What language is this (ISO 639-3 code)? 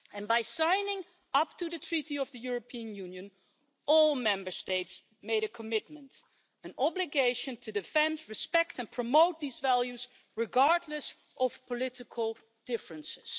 eng